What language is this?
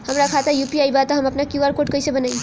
Bhojpuri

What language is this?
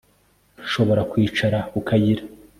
Kinyarwanda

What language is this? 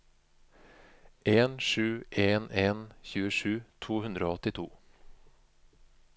Norwegian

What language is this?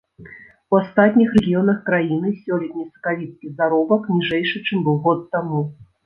Belarusian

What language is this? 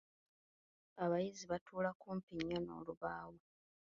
Ganda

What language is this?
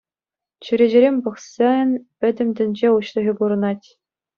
Chuvash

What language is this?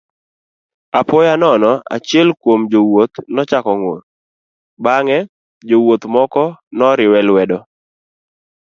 Luo (Kenya and Tanzania)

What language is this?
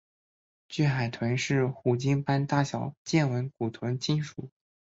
Chinese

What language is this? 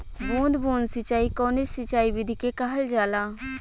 Bhojpuri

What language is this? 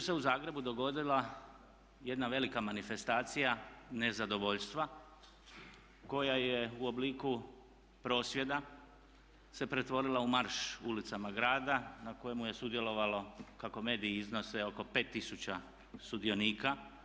Croatian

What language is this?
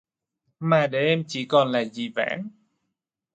Vietnamese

